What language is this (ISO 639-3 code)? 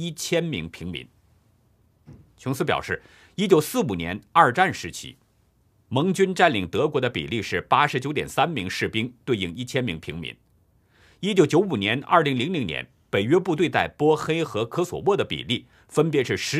zho